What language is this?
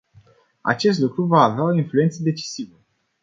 Romanian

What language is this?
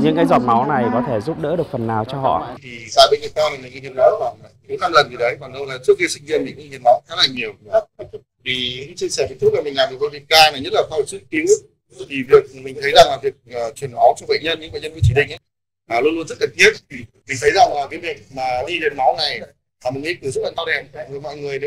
Vietnamese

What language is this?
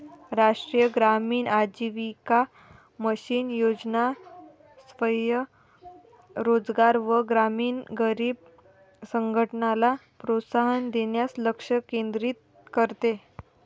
Marathi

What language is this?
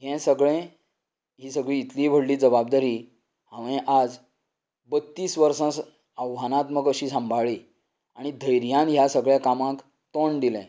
Konkani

